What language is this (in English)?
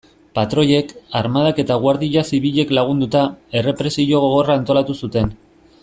Basque